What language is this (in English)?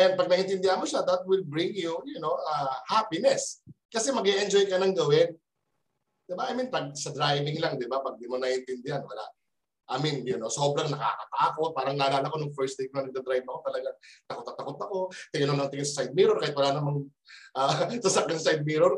Filipino